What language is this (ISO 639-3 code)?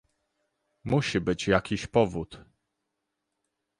pol